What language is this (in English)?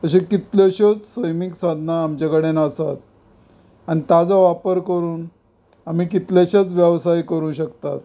Konkani